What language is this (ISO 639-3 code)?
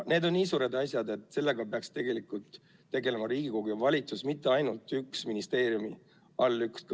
est